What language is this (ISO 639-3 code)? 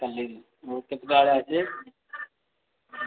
ori